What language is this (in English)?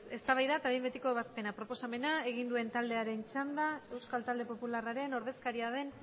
Basque